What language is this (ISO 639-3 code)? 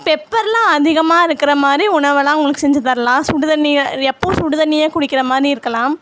tam